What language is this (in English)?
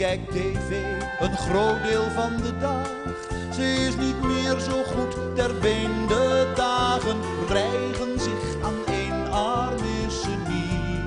Dutch